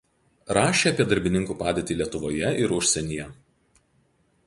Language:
Lithuanian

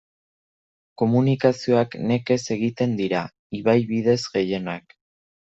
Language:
Basque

